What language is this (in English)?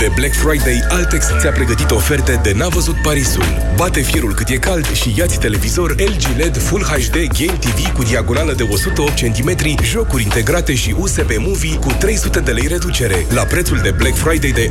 Romanian